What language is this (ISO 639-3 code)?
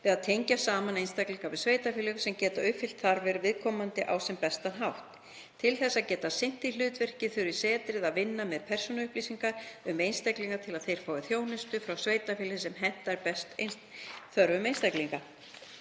isl